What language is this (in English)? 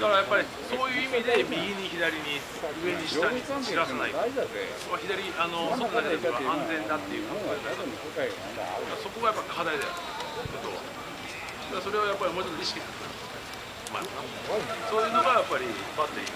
Japanese